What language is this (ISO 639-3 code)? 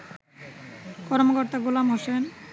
ben